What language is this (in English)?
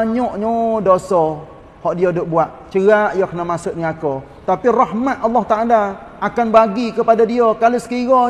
Malay